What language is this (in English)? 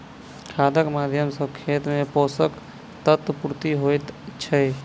Maithili